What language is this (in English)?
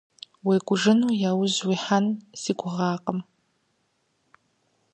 Kabardian